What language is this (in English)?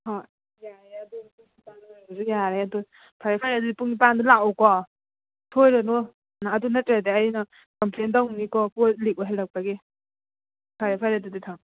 Manipuri